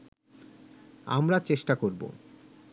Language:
Bangla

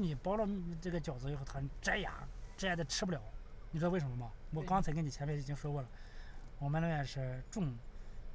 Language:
Chinese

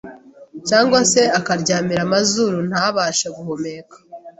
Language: Kinyarwanda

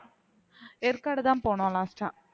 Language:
Tamil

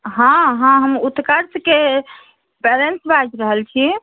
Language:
Maithili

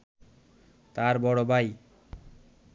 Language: Bangla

